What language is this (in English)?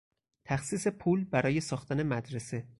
Persian